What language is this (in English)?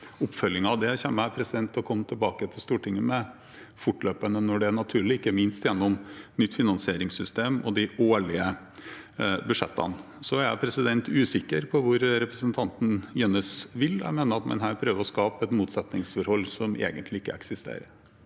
Norwegian